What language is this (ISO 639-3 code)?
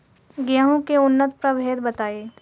bho